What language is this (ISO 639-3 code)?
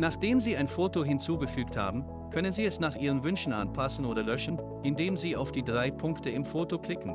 deu